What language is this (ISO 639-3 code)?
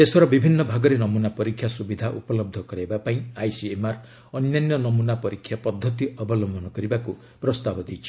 ori